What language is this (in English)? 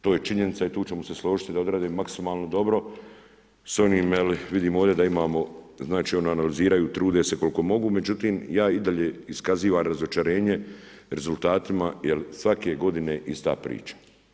Croatian